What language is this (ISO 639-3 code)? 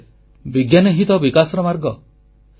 ori